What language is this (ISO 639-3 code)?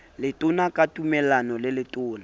sot